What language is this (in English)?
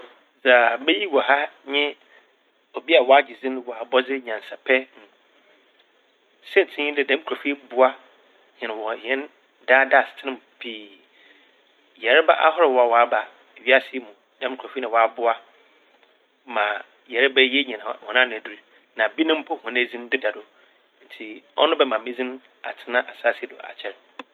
Akan